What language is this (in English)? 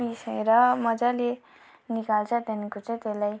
Nepali